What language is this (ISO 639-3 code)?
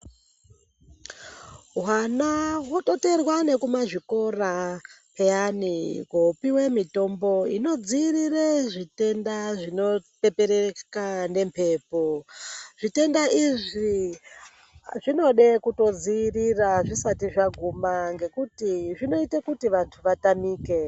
ndc